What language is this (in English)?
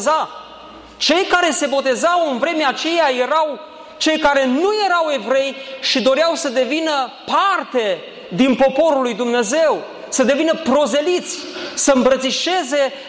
Romanian